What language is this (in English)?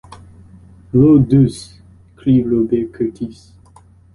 French